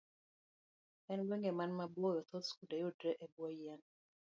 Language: Luo (Kenya and Tanzania)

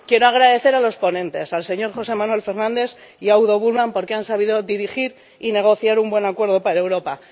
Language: Spanish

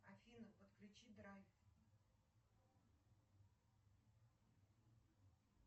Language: Russian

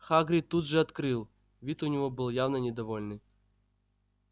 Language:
Russian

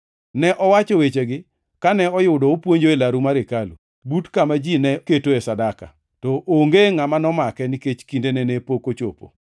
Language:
Luo (Kenya and Tanzania)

